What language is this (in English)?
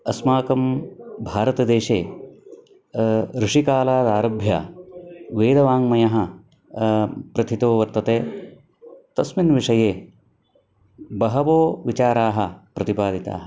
Sanskrit